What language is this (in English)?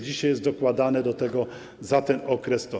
Polish